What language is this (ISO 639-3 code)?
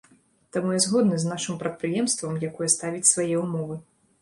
bel